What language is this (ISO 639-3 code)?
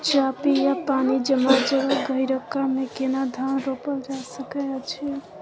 mai